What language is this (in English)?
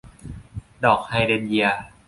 Thai